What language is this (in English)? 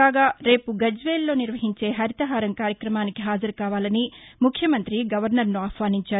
Telugu